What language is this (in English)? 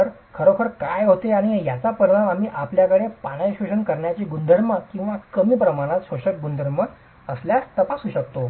Marathi